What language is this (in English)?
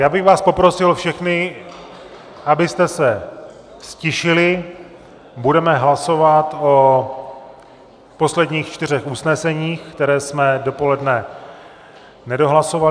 Czech